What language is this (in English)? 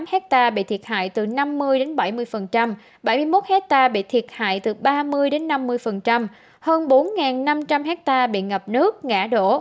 Vietnamese